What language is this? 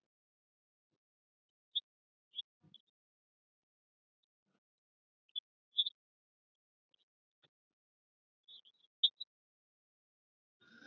Assamese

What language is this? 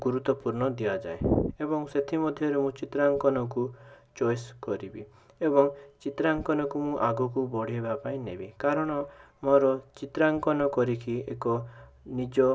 Odia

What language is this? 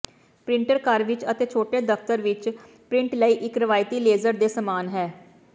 Punjabi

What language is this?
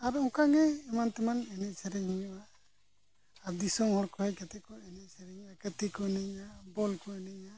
Santali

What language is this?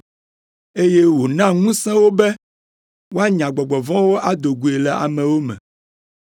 Ewe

